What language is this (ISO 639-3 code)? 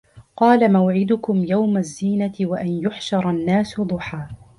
ara